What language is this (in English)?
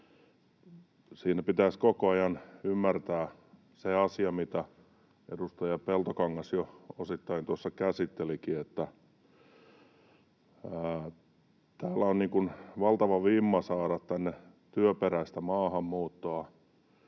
Finnish